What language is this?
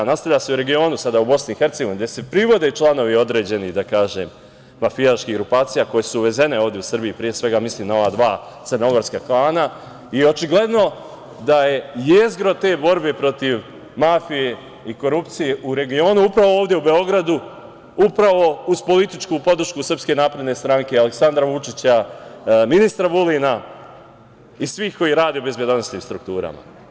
Serbian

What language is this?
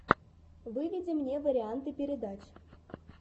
Russian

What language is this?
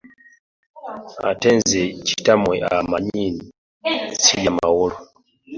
Ganda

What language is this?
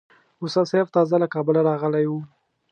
Pashto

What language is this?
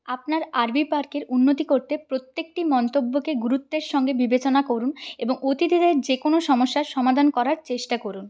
Bangla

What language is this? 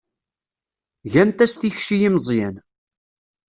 Kabyle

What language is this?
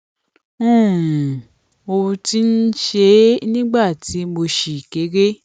Yoruba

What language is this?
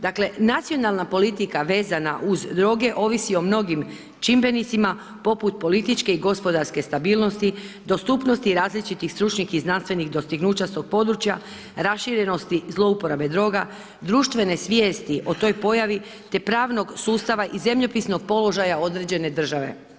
Croatian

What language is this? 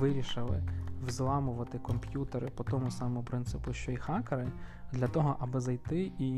Ukrainian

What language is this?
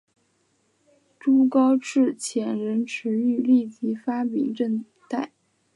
Chinese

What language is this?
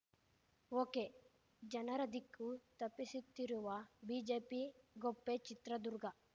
Kannada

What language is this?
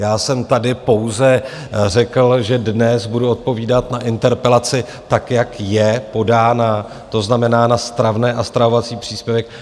Czech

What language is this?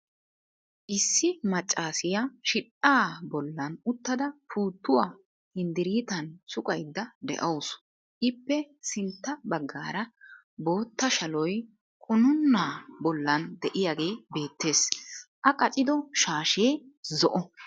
Wolaytta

